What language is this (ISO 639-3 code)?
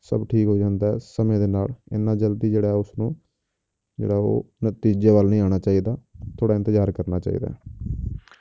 pan